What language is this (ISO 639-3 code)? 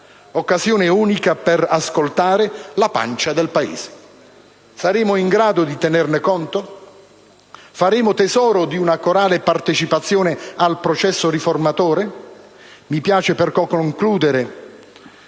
ita